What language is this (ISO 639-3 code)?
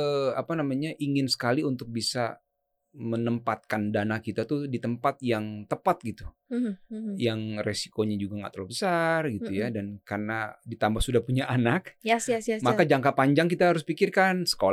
ind